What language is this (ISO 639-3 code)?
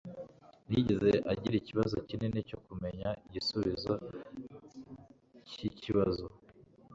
kin